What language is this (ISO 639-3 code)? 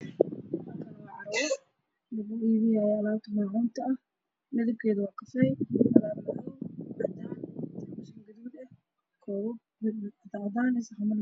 som